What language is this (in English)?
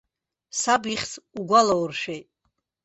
Abkhazian